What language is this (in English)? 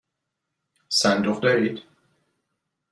Persian